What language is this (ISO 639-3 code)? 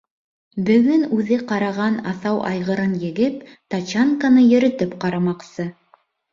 bak